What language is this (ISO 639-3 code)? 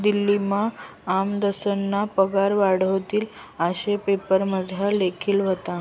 mar